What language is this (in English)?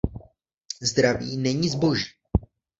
Czech